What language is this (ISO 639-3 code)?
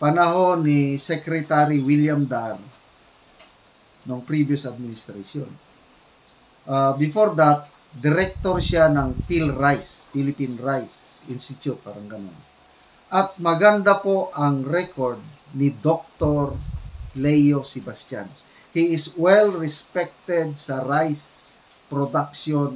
fil